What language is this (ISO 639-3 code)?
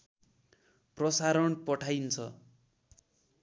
nep